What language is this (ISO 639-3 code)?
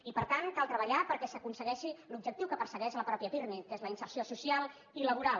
cat